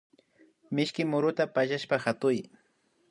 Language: Imbabura Highland Quichua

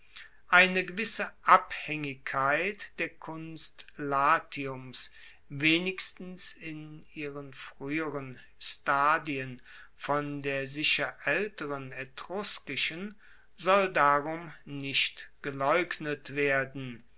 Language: German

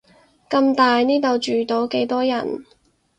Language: Cantonese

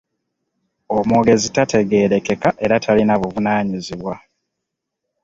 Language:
Ganda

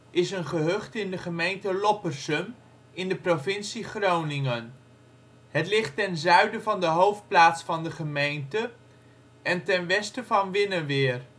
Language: Dutch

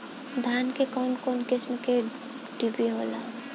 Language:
Bhojpuri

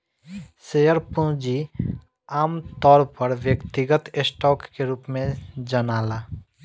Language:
Bhojpuri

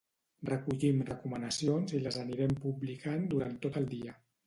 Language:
Catalan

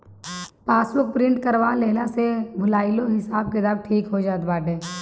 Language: Bhojpuri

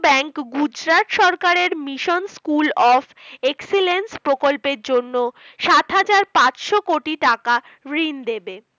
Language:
Bangla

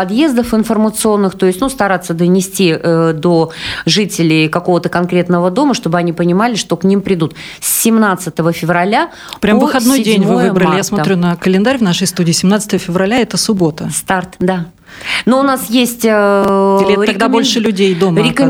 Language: Russian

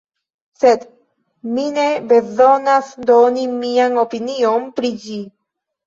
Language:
Esperanto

